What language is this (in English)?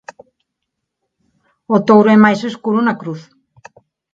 Galician